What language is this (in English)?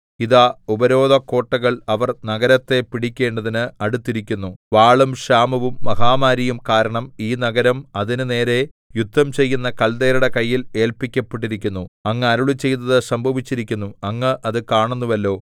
Malayalam